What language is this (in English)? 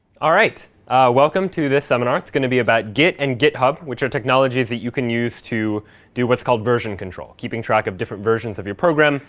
English